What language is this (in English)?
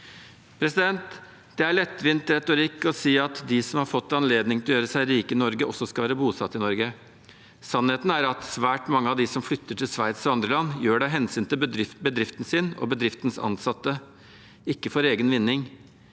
Norwegian